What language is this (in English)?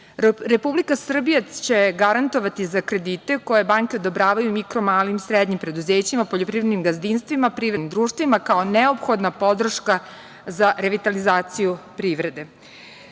Serbian